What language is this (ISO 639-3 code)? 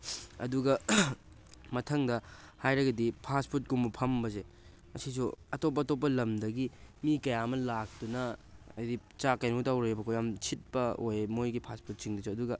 mni